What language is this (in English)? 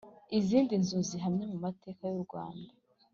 Kinyarwanda